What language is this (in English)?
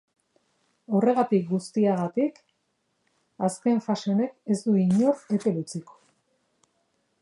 Basque